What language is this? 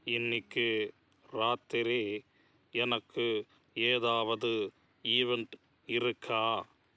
Tamil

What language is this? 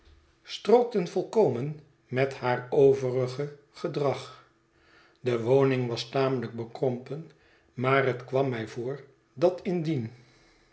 Dutch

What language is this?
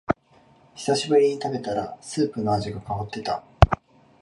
Japanese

